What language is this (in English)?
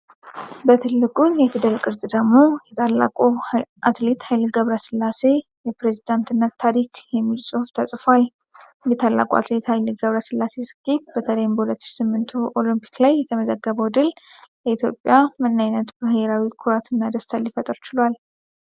Amharic